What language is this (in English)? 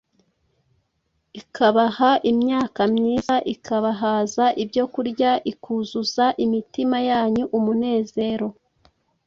Kinyarwanda